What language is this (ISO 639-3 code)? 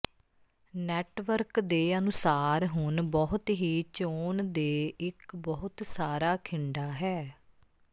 pan